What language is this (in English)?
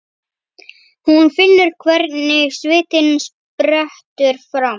Icelandic